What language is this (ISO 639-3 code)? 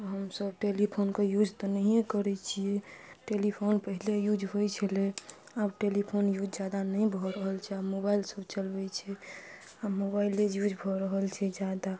mai